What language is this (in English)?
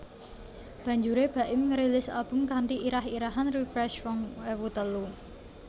Javanese